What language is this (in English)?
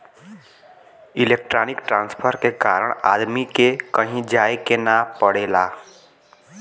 Bhojpuri